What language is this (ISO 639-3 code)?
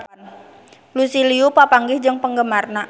sun